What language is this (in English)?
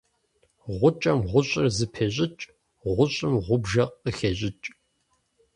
Kabardian